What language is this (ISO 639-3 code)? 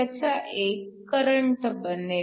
mar